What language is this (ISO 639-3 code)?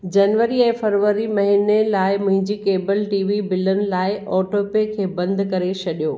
snd